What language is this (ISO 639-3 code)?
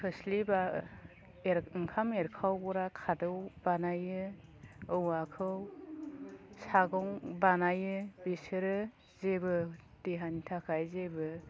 brx